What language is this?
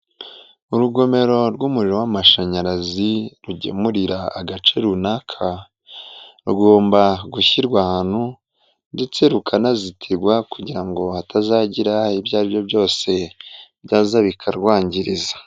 Kinyarwanda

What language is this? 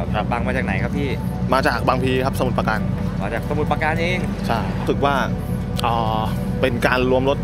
Thai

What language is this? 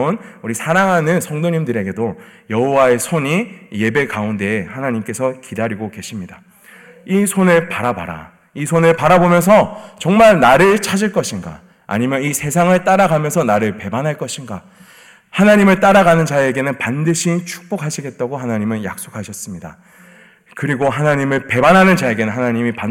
Korean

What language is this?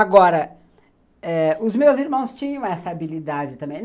Portuguese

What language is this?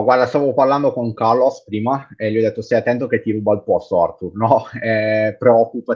Italian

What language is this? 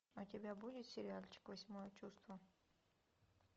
Russian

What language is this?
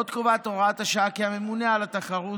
Hebrew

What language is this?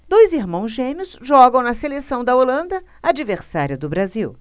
Portuguese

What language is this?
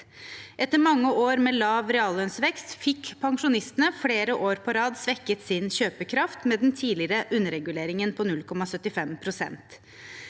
Norwegian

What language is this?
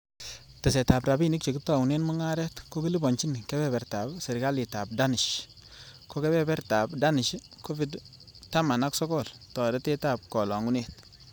Kalenjin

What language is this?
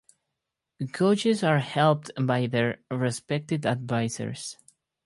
English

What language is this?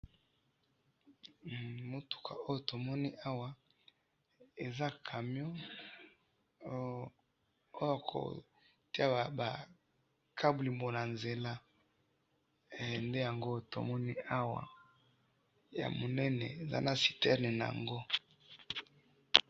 Lingala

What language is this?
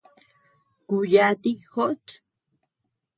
Tepeuxila Cuicatec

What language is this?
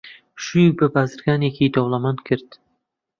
Central Kurdish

